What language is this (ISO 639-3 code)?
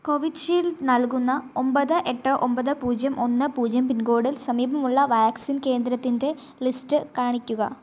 mal